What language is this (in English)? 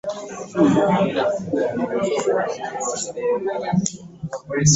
Ganda